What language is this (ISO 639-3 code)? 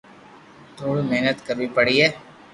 lrk